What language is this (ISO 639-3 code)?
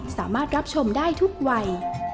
tha